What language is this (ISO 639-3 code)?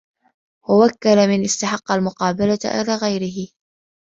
ara